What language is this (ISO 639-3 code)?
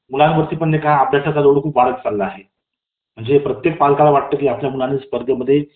mar